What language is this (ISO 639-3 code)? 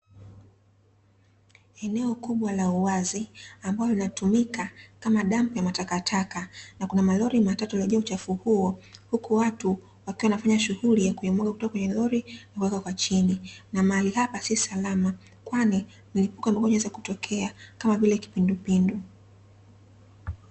swa